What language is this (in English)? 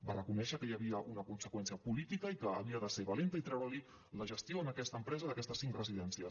Catalan